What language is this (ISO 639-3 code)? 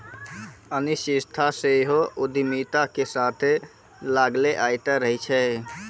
mai